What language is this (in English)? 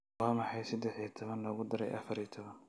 Somali